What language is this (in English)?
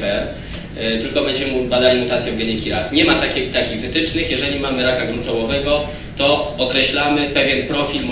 Polish